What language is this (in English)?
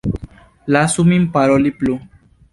Esperanto